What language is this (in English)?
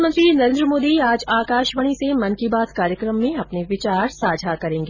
Hindi